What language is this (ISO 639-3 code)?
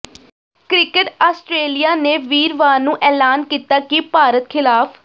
pan